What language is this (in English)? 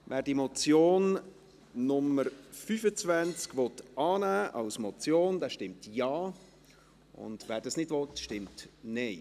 Swiss German